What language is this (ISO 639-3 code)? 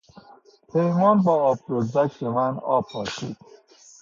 fas